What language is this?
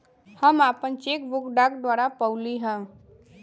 Bhojpuri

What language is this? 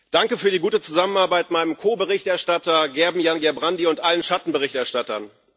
German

